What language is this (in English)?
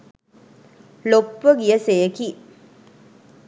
Sinhala